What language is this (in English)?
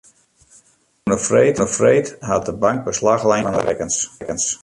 Western Frisian